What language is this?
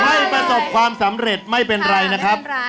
Thai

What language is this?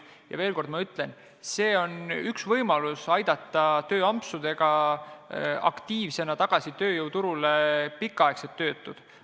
Estonian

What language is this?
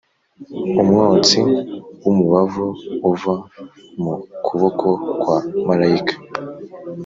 Kinyarwanda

